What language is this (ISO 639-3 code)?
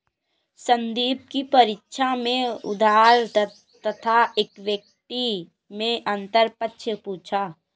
hin